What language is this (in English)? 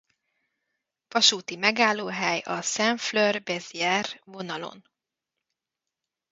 Hungarian